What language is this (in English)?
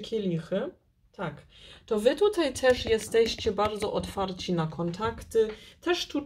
Polish